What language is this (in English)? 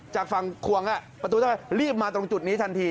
Thai